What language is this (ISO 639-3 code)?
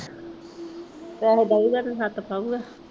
pan